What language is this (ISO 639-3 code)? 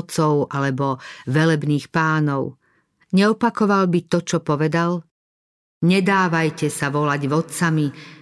slk